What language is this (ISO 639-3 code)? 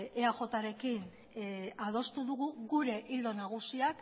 eus